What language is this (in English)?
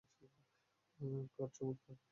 Bangla